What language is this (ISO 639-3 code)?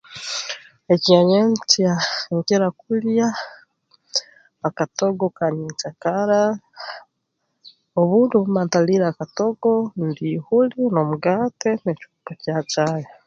ttj